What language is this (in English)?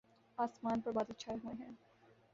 Urdu